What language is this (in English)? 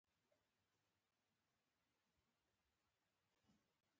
Pashto